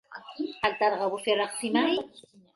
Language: Arabic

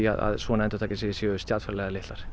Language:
Icelandic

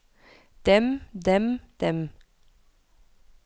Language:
Norwegian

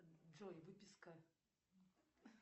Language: Russian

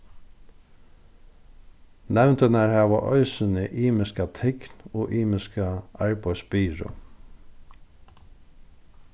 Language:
Faroese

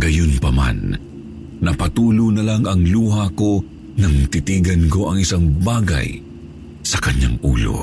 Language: Filipino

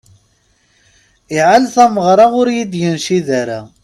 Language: Kabyle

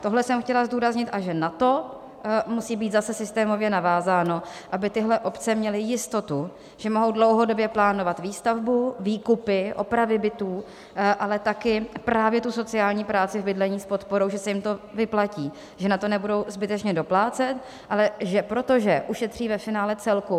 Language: Czech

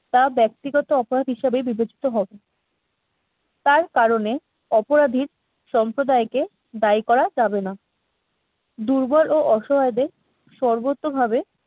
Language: Bangla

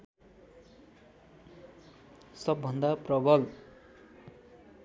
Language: Nepali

